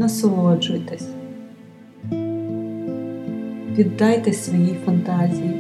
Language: Ukrainian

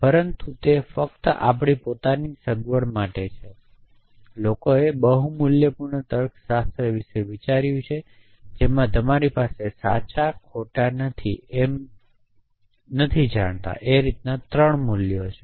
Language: Gujarati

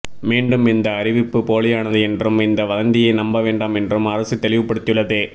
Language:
Tamil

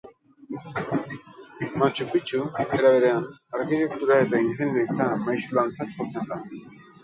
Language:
Basque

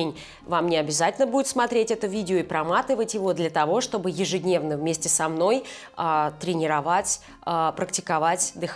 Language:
Russian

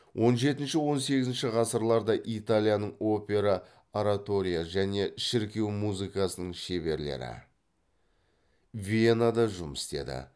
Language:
Kazakh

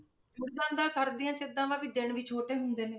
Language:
Punjabi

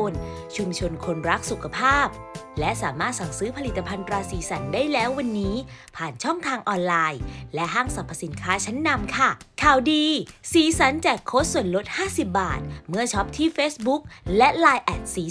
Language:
Thai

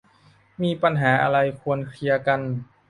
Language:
Thai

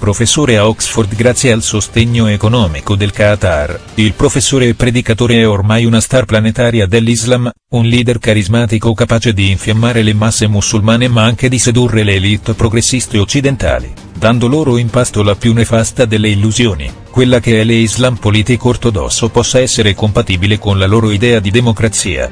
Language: Italian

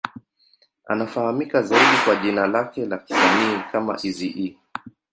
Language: Swahili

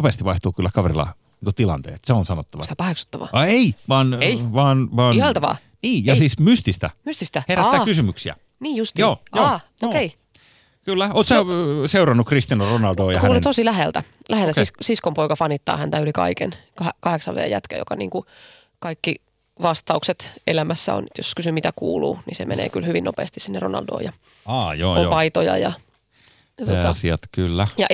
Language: Finnish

